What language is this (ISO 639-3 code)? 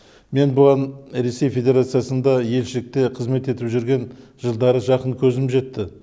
kaz